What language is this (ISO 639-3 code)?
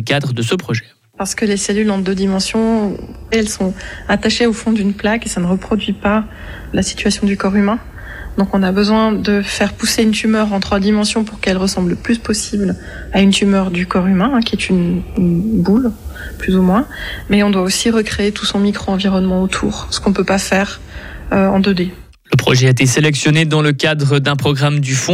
fra